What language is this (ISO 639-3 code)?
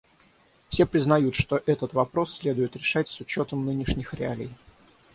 rus